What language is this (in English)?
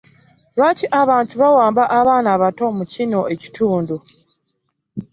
Ganda